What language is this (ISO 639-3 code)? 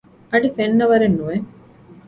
div